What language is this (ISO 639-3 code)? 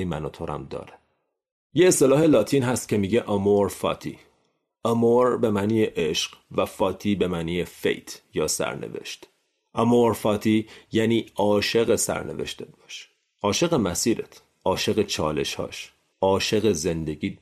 fas